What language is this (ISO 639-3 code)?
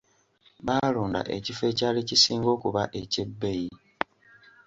lug